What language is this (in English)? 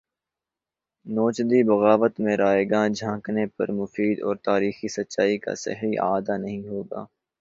Urdu